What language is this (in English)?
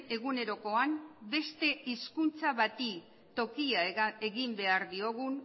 Basque